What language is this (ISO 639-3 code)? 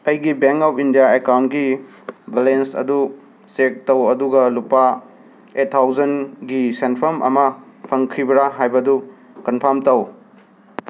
mni